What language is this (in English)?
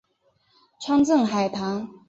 Chinese